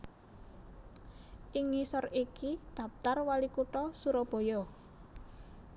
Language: Javanese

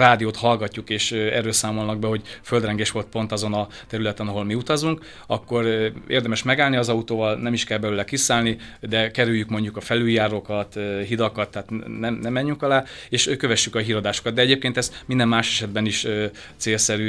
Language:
Hungarian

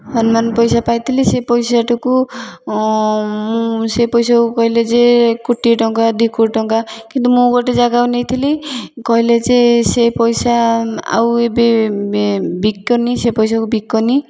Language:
Odia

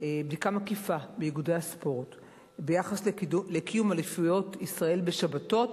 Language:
Hebrew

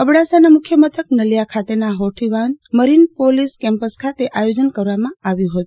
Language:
Gujarati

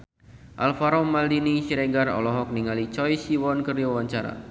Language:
Sundanese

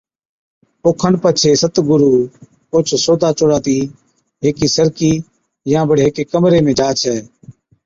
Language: Od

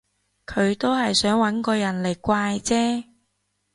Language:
Cantonese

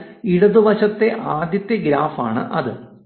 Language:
Malayalam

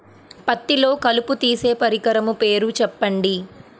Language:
Telugu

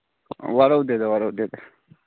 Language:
Manipuri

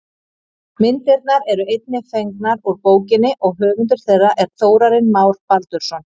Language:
Icelandic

